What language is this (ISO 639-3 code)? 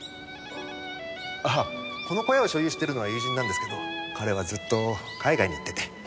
jpn